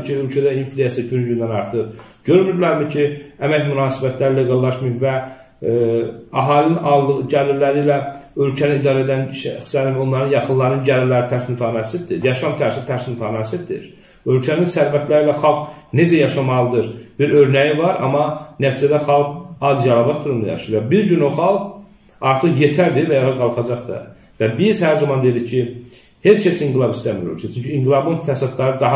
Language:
Turkish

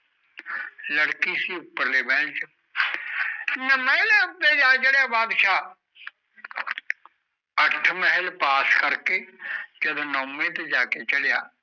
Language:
Punjabi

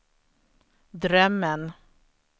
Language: Swedish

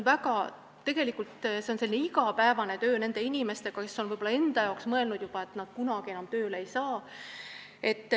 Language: Estonian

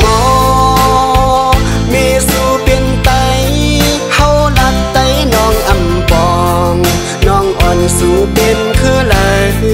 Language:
Thai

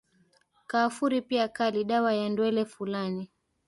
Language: Swahili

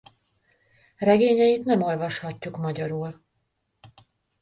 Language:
Hungarian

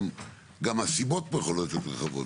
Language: Hebrew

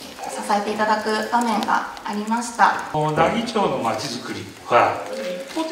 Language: Japanese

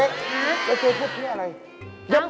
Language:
Thai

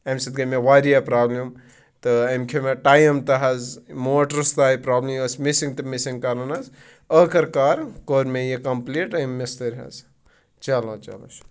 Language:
Kashmiri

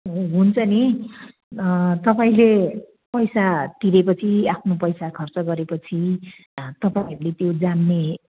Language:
Nepali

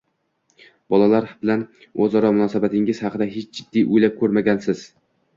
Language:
Uzbek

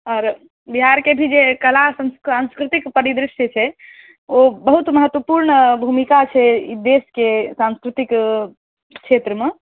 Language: Maithili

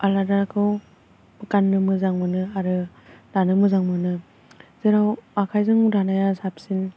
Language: Bodo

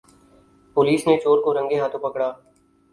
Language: Urdu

